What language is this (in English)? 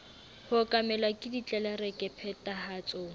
Southern Sotho